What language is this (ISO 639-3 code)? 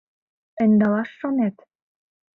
chm